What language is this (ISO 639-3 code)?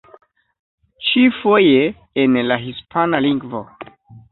epo